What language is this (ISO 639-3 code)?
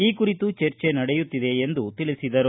kan